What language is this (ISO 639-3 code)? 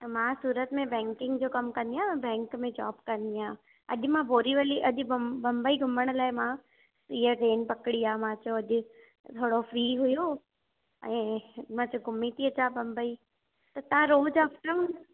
snd